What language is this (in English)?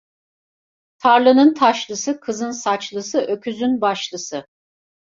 Turkish